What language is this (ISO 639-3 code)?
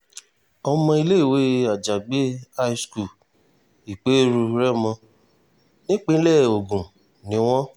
yor